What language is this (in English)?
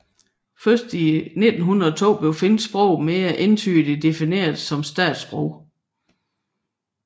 Danish